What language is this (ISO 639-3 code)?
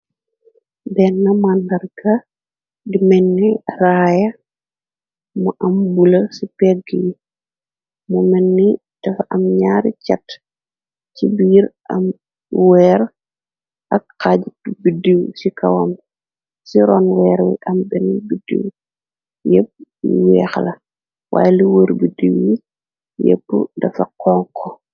wol